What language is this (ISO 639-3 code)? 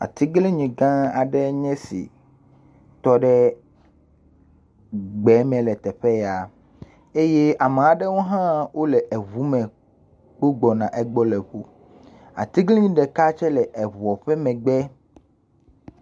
ewe